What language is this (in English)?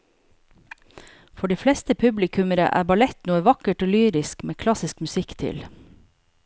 Norwegian